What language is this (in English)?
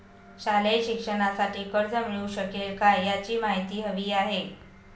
Marathi